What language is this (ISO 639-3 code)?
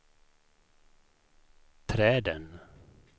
swe